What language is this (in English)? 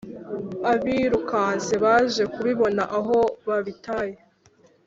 Kinyarwanda